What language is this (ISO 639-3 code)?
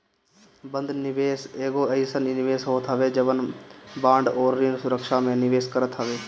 bho